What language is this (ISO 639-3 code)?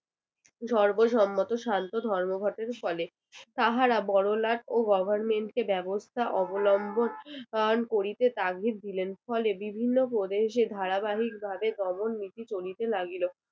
ben